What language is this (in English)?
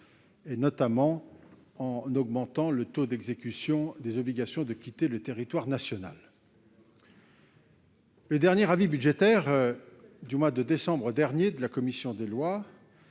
French